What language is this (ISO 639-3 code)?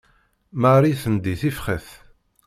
kab